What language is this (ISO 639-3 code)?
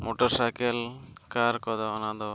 sat